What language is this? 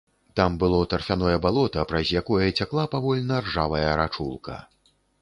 Belarusian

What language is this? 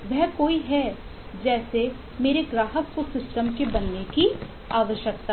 Hindi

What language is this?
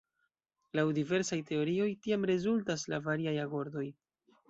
Esperanto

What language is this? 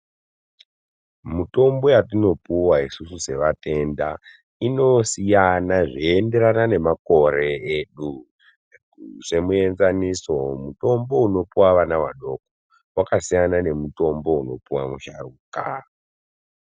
Ndau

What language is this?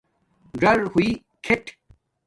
Domaaki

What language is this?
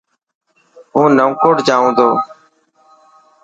Dhatki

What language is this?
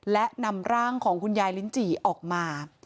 Thai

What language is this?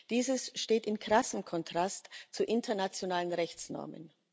German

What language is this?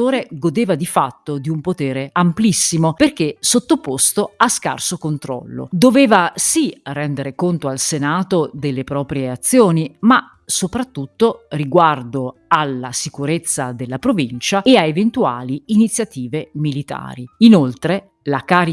Italian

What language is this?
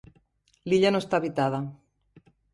Catalan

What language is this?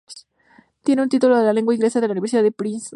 Spanish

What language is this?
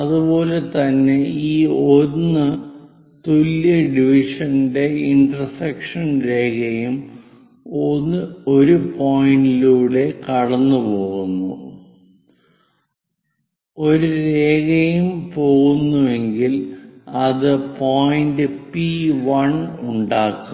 Malayalam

